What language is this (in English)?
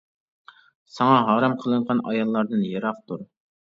Uyghur